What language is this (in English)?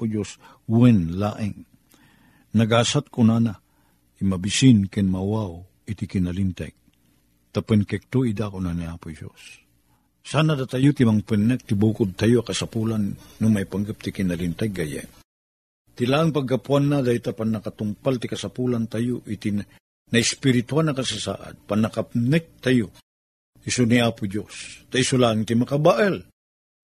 Filipino